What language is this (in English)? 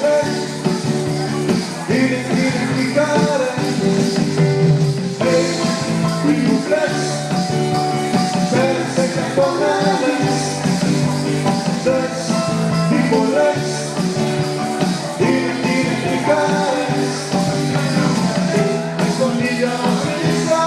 Greek